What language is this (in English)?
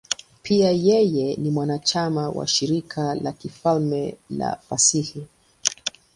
Swahili